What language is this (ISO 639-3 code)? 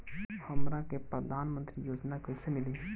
bho